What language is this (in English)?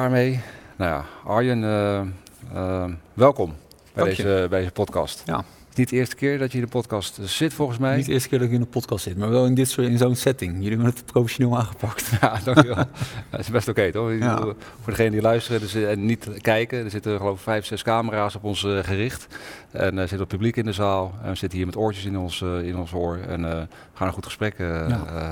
Dutch